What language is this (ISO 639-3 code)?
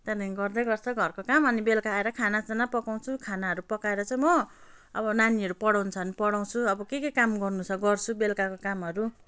nep